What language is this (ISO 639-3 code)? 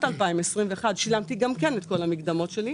heb